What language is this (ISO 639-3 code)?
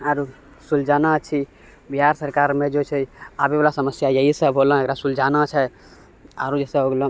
mai